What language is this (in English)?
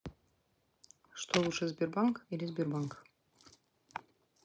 Russian